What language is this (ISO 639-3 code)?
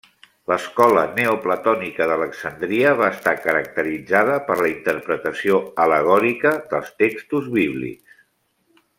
cat